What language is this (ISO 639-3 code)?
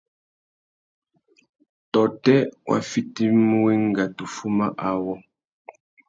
bag